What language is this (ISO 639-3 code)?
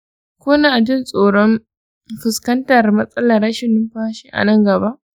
hau